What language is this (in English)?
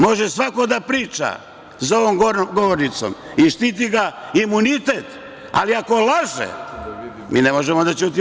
Serbian